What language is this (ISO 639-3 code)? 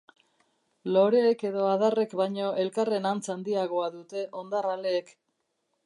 eus